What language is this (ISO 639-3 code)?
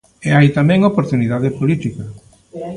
glg